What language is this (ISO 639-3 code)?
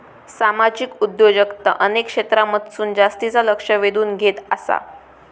mar